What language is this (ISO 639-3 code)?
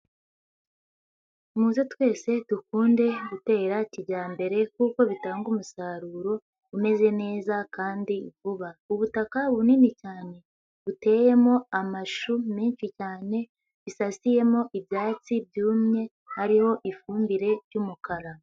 kin